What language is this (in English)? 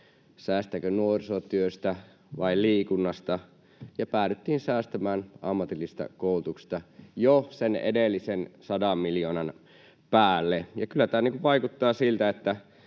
Finnish